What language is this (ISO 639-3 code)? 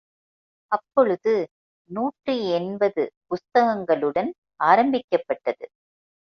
tam